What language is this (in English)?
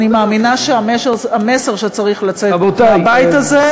Hebrew